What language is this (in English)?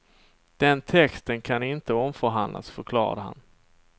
Swedish